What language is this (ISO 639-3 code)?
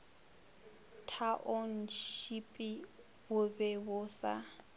nso